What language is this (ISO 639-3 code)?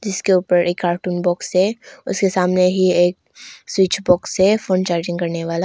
hin